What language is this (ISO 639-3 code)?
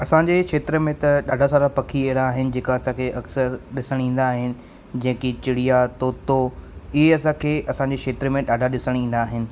snd